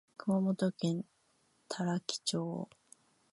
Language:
Japanese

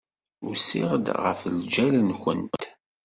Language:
Kabyle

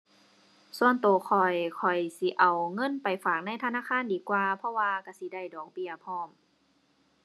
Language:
Thai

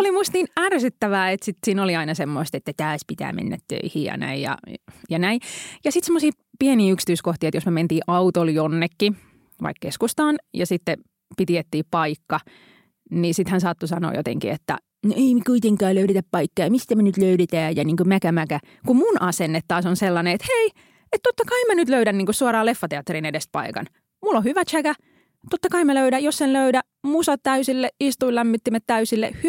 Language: Finnish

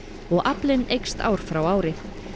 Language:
Icelandic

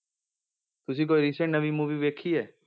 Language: Punjabi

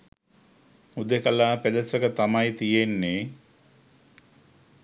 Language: Sinhala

